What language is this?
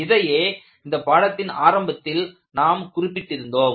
Tamil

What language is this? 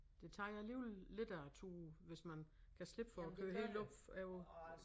Danish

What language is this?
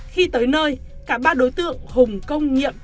Vietnamese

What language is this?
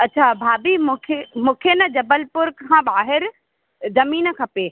Sindhi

